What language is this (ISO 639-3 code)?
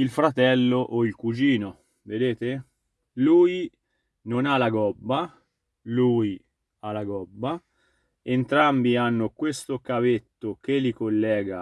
ita